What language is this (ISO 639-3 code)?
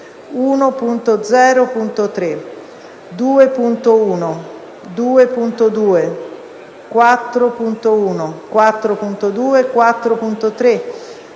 ita